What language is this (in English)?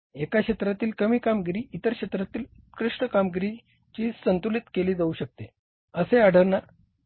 Marathi